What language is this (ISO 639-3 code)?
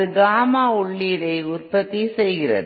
tam